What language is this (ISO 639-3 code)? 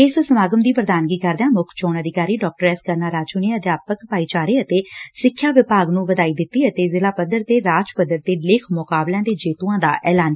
pan